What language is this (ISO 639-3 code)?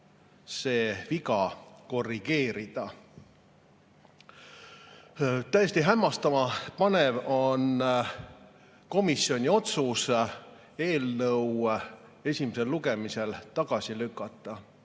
est